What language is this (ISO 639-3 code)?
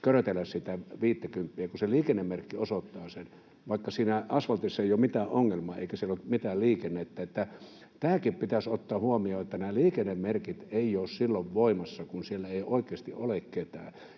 fin